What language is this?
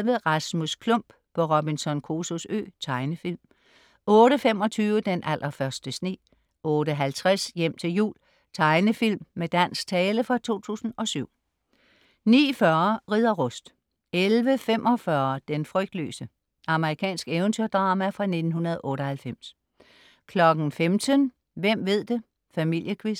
Danish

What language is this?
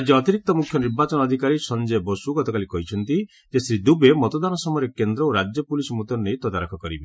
Odia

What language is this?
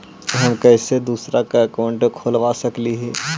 Magahi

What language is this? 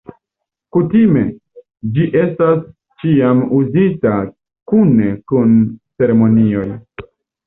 Esperanto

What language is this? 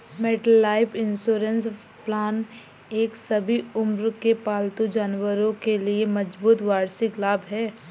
Hindi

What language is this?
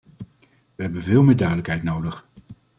Dutch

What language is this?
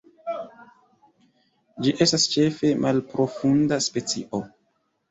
Esperanto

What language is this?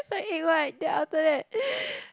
English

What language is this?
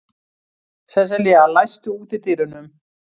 Icelandic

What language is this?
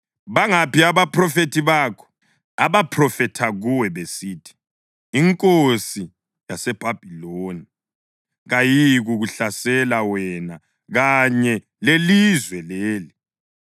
North Ndebele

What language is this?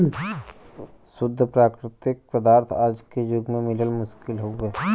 Bhojpuri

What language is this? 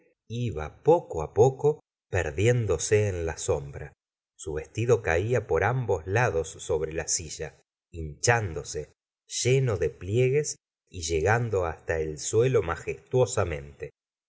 Spanish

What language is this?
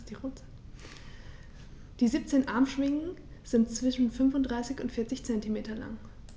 German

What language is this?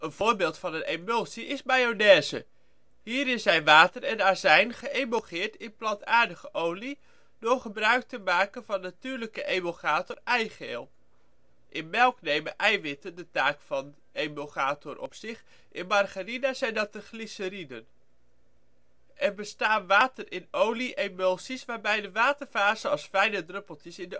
Dutch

